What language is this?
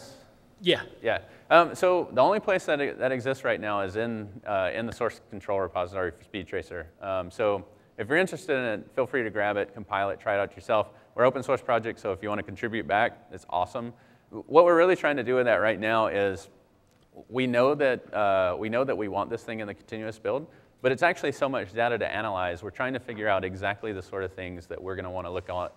English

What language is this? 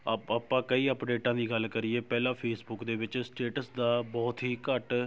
Punjabi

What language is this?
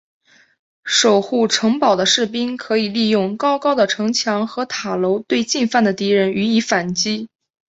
Chinese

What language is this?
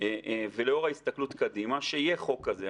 Hebrew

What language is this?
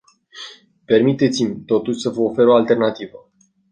Romanian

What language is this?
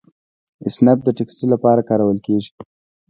Pashto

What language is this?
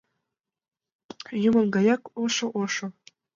Mari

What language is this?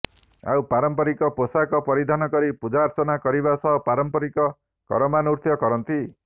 Odia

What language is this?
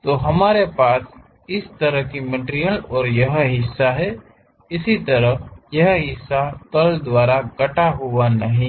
Hindi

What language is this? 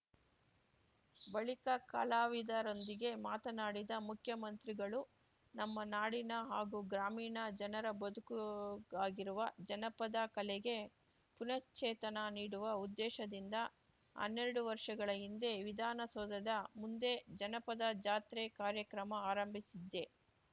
Kannada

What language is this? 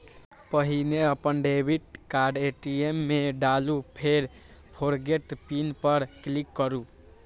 Maithili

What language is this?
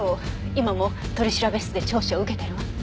Japanese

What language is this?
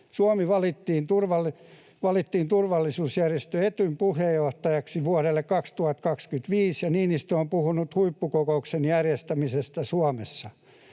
Finnish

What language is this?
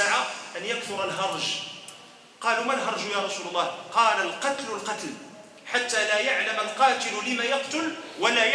Arabic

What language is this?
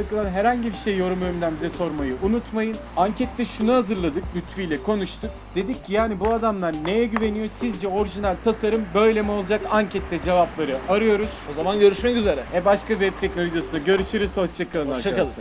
Turkish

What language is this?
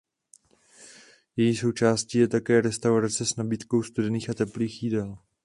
Czech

